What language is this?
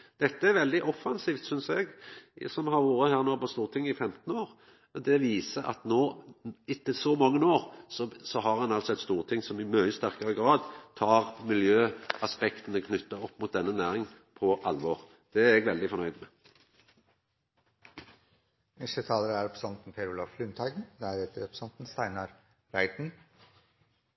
Norwegian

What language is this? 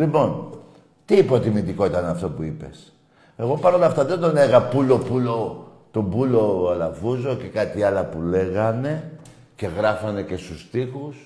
Greek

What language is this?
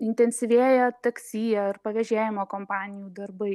Lithuanian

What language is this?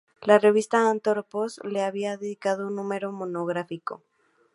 Spanish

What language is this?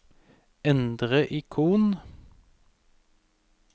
Norwegian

